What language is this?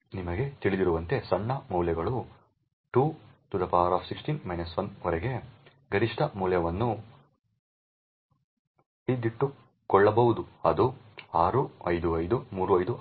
Kannada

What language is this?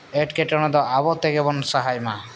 Santali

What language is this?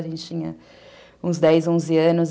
Portuguese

